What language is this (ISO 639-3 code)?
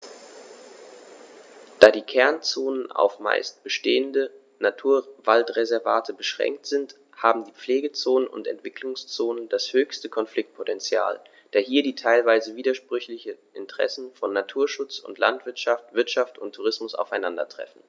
deu